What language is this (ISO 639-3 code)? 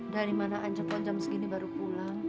ind